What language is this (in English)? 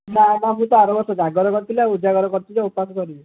Odia